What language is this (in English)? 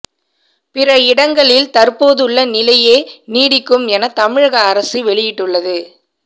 Tamil